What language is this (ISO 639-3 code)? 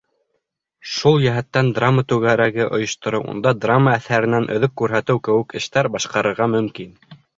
bak